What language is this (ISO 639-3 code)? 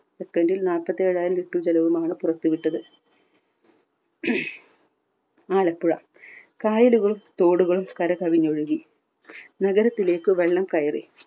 mal